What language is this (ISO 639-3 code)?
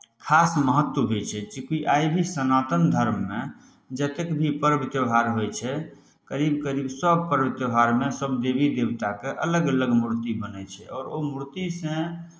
mai